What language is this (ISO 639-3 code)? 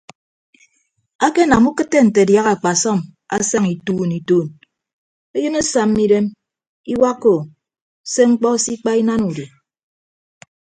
ibb